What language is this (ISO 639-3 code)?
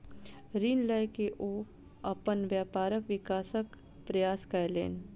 mai